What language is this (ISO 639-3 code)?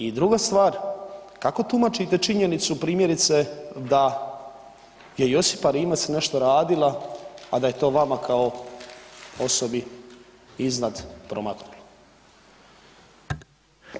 hrv